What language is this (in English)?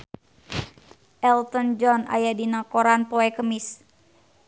Sundanese